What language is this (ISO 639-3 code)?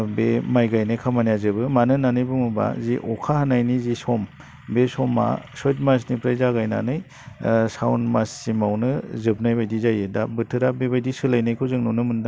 brx